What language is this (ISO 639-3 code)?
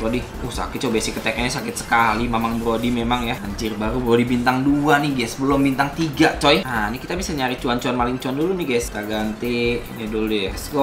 ind